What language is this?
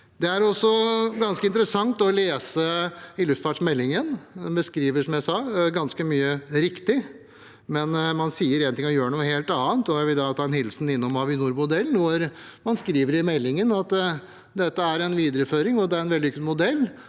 Norwegian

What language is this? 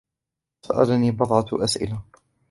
Arabic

